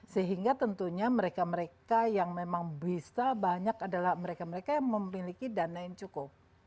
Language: Indonesian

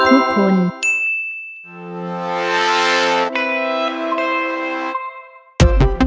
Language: Thai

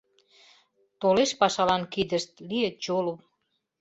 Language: Mari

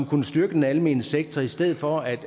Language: Danish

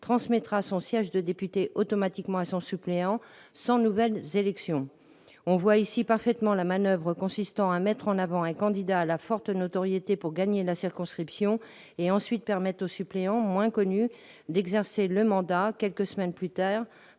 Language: French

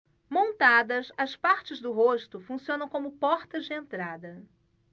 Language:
Portuguese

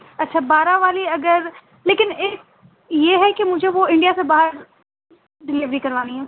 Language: Urdu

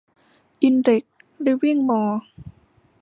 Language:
Thai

